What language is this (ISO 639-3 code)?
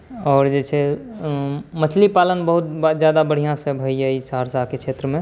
mai